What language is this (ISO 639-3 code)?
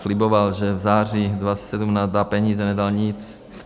ces